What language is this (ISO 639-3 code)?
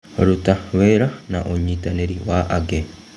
kik